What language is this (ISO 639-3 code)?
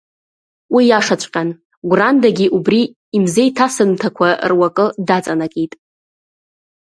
abk